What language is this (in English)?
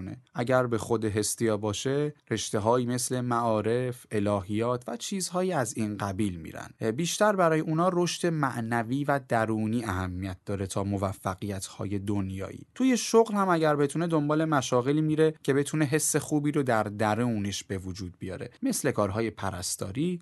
Persian